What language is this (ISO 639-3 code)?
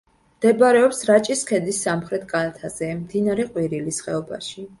kat